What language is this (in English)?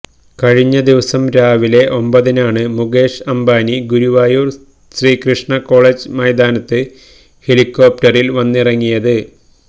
Malayalam